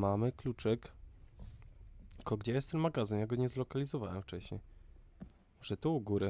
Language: Polish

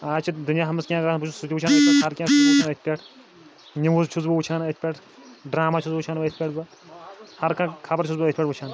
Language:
Kashmiri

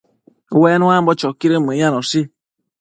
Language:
Matsés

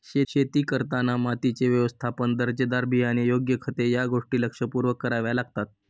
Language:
Marathi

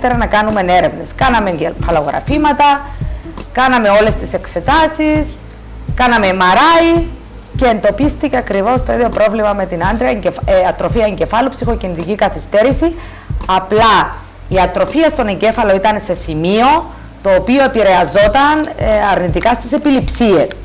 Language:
Greek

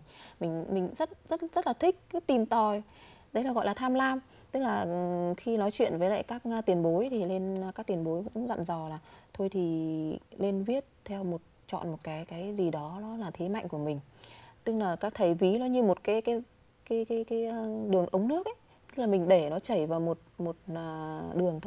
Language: Vietnamese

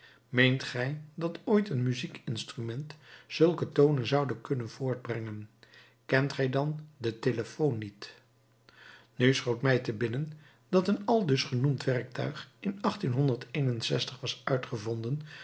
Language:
Dutch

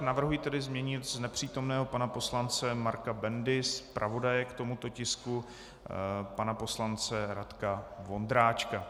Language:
Czech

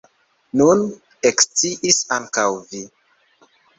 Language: Esperanto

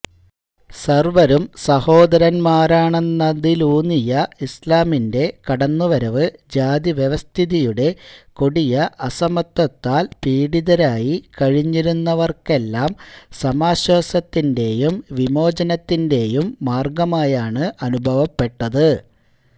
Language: Malayalam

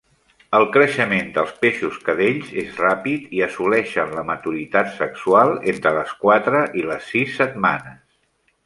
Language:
Catalan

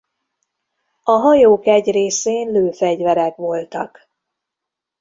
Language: Hungarian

